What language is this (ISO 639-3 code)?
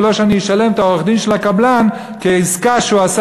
heb